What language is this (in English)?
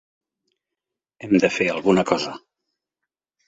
Catalan